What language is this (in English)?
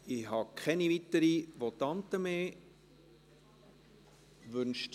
Swiss German